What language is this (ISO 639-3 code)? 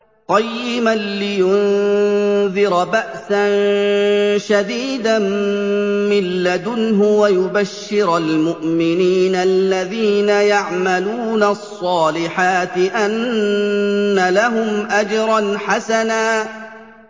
ara